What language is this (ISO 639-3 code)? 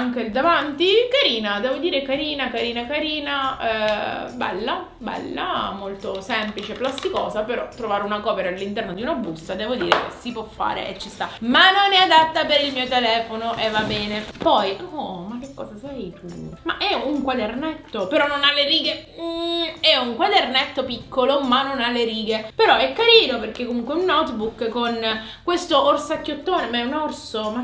ita